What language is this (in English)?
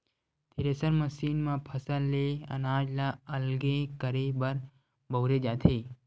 Chhattisgarhi